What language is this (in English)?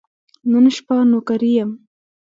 Pashto